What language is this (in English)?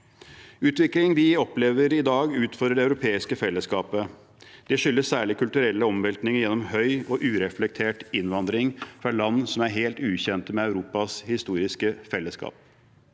Norwegian